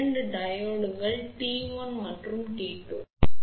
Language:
Tamil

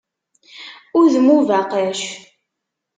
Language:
Kabyle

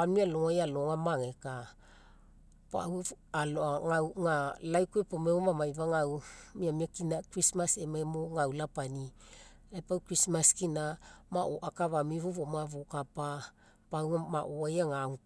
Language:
Mekeo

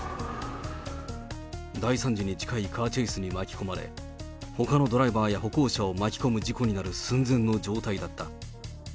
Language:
Japanese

